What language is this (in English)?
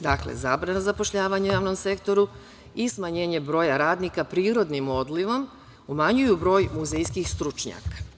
Serbian